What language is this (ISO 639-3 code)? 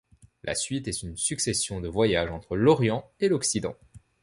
fra